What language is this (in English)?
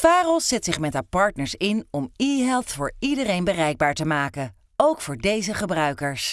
Dutch